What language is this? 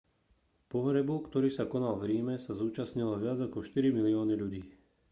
Slovak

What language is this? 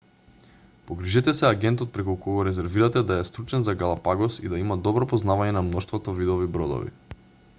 Macedonian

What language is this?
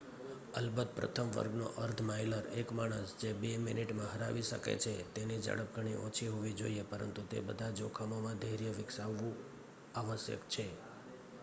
Gujarati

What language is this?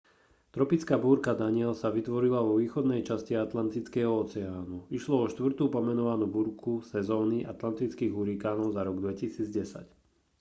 Slovak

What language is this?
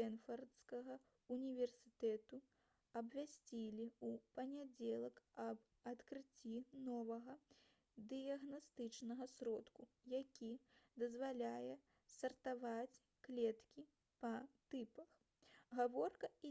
Belarusian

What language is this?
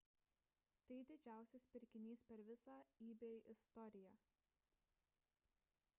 Lithuanian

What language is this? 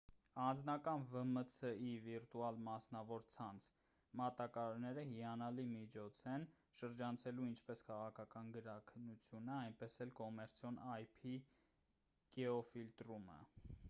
Armenian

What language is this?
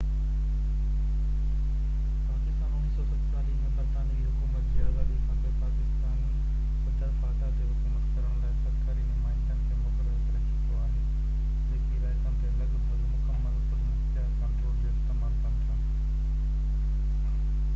Sindhi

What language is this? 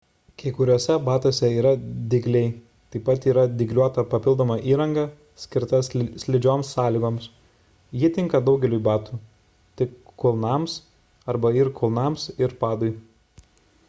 Lithuanian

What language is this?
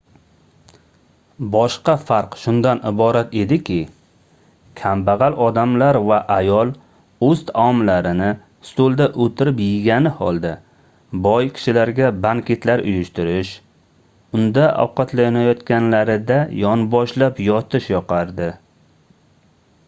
Uzbek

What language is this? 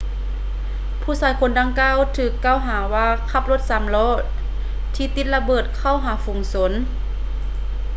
Lao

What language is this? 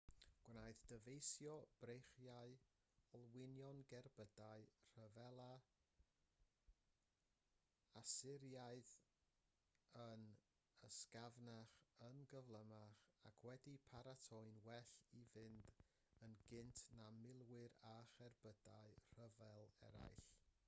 Welsh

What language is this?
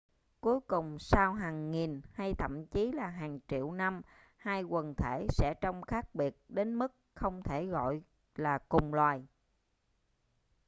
Vietnamese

